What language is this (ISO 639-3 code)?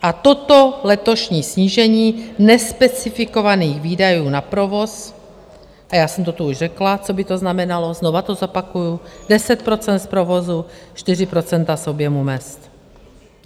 ces